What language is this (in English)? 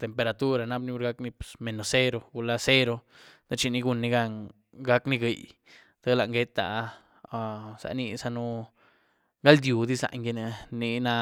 Güilá Zapotec